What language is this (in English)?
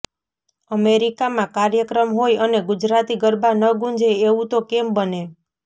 Gujarati